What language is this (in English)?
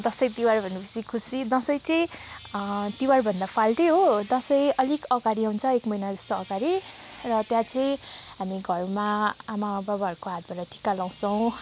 Nepali